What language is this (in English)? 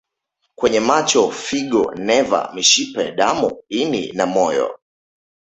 Swahili